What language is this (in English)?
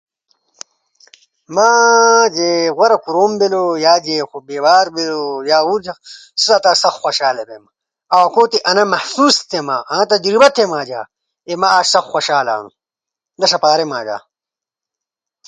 Ushojo